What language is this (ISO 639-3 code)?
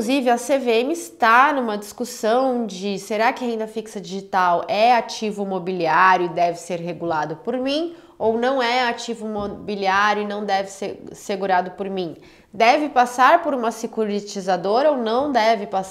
por